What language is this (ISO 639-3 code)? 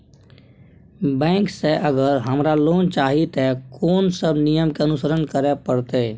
mai